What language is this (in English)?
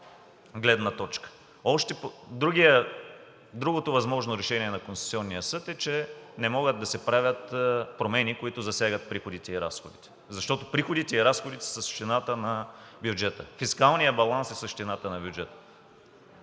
Bulgarian